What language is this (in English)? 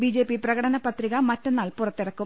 Malayalam